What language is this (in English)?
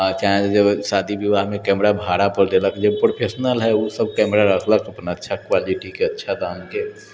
Maithili